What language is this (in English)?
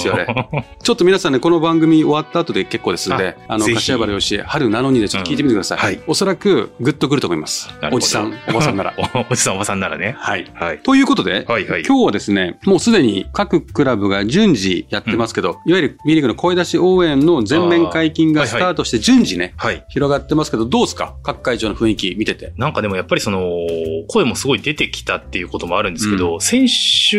Japanese